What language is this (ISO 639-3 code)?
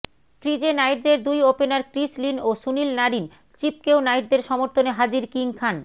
ben